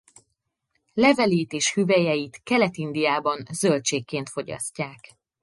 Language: Hungarian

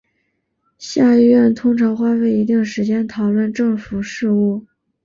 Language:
Chinese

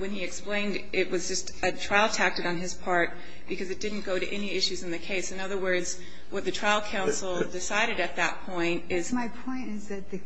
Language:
English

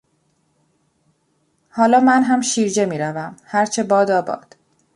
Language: Persian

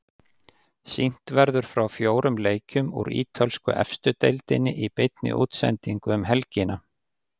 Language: Icelandic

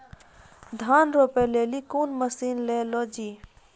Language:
Maithili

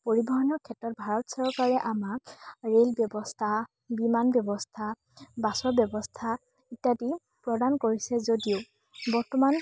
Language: Assamese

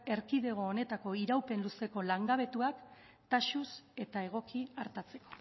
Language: Basque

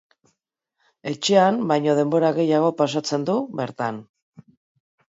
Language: Basque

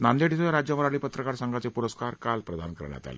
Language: Marathi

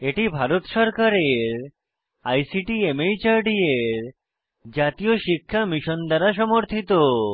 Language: Bangla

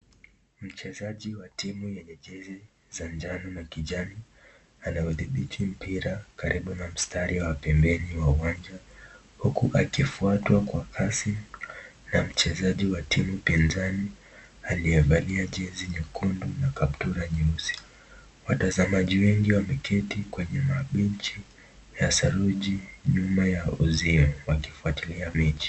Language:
Swahili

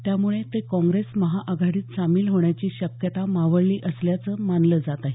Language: Marathi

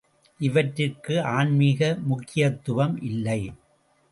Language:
Tamil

